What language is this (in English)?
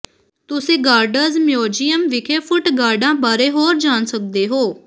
Punjabi